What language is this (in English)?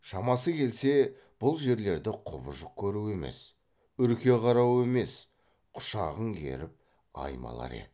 Kazakh